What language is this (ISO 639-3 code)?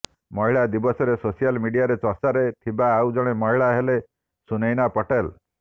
ori